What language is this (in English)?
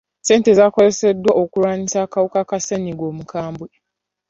Ganda